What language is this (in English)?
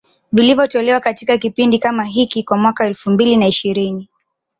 Swahili